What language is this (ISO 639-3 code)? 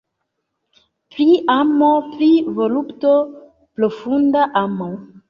epo